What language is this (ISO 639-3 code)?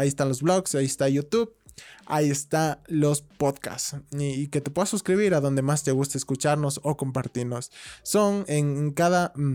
spa